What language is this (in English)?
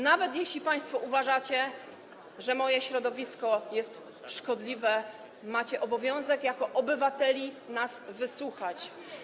Polish